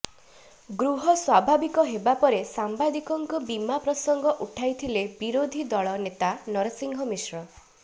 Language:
Odia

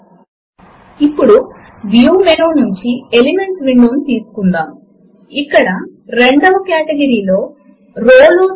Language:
Telugu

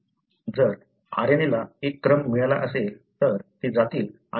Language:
Marathi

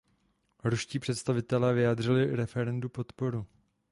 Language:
Czech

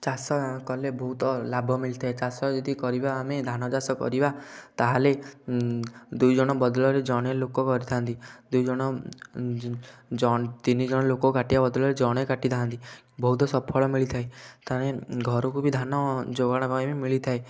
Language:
Odia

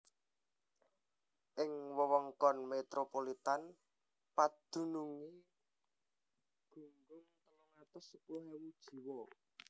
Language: Javanese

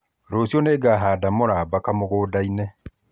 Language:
Kikuyu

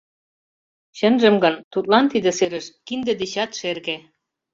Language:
Mari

